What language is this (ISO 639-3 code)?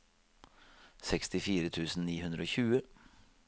nor